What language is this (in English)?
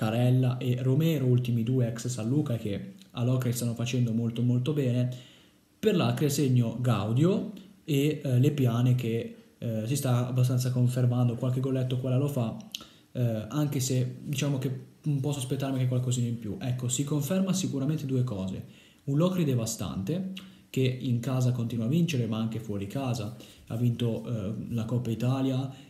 Italian